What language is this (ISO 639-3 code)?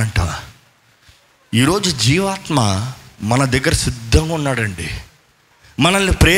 tel